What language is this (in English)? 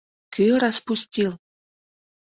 Mari